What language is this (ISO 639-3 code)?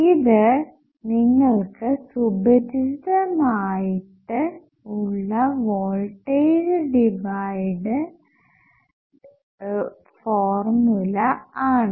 mal